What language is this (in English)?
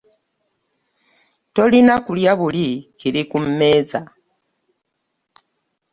Ganda